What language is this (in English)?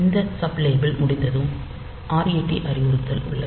Tamil